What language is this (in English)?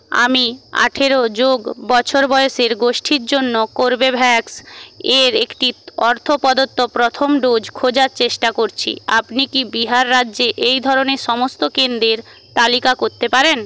Bangla